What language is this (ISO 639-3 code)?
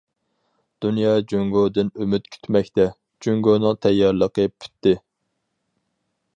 uig